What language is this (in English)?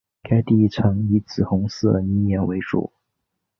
Chinese